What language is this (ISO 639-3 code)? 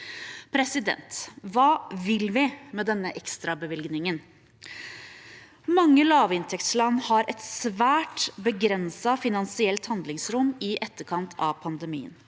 nor